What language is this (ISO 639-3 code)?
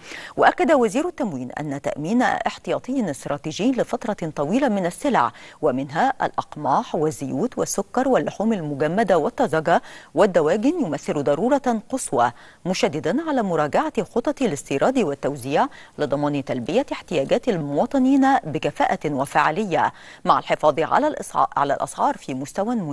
ara